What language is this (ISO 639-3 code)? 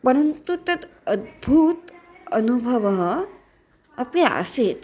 san